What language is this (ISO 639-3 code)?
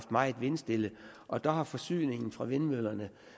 dan